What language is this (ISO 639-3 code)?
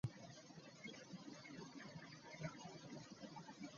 lug